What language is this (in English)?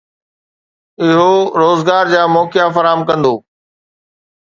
Sindhi